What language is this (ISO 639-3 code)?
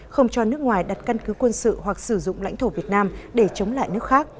vie